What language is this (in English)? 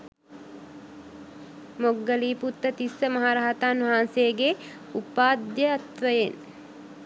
Sinhala